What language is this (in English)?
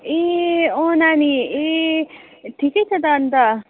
Nepali